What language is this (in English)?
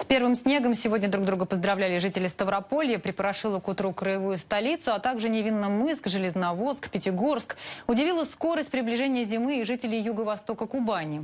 Russian